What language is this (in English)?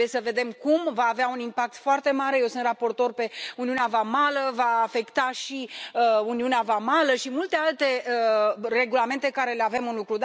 Romanian